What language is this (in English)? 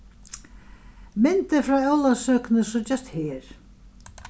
Faroese